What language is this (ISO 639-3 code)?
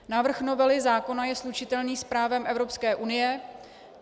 ces